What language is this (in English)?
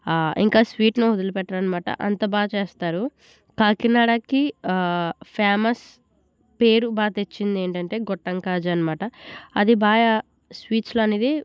Telugu